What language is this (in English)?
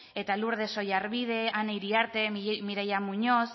Basque